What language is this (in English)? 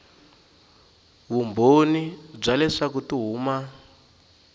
Tsonga